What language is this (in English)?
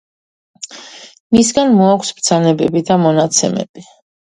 Georgian